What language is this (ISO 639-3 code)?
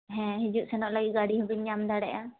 sat